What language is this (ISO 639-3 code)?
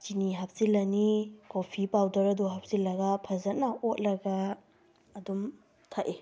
mni